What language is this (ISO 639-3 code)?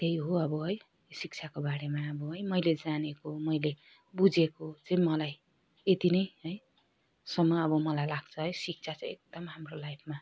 nep